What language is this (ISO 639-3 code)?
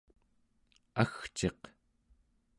esu